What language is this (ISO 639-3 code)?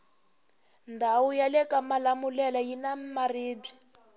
tso